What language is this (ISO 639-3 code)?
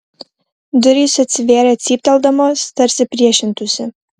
lit